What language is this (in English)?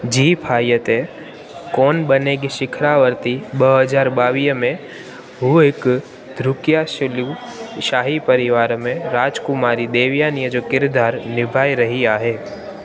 Sindhi